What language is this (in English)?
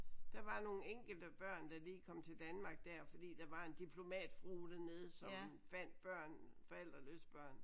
Danish